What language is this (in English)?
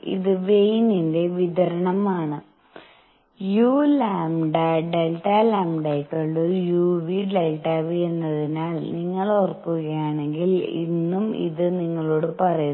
Malayalam